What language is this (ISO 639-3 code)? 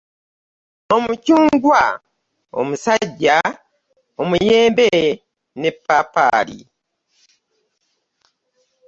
lug